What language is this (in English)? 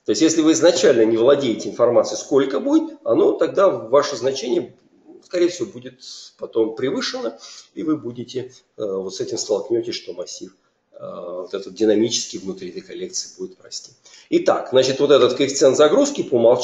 Russian